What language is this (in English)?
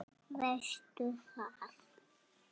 Icelandic